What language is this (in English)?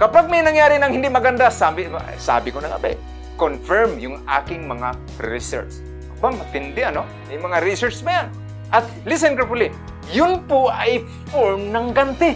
Filipino